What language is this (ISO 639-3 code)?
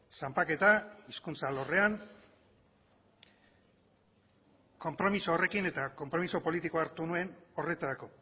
eus